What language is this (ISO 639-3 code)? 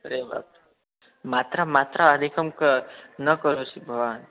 san